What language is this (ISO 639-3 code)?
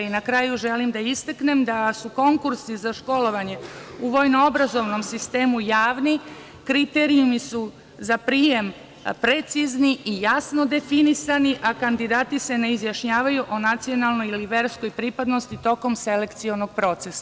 srp